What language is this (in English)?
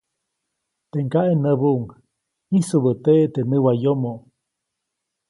Copainalá Zoque